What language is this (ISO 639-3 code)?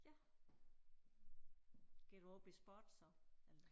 dan